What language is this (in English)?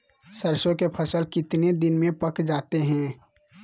Magahi